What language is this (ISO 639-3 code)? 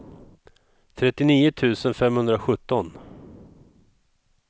swe